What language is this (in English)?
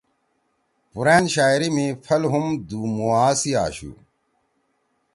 Torwali